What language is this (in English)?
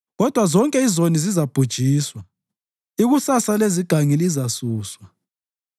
North Ndebele